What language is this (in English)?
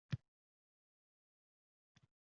Uzbek